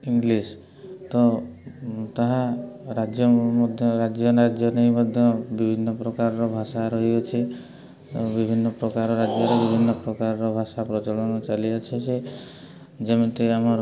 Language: Odia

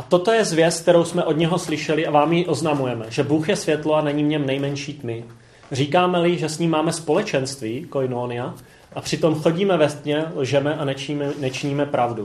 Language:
Czech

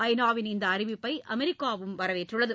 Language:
Tamil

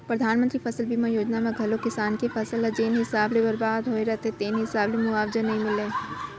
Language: Chhattisgarhi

